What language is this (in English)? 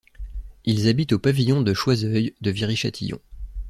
French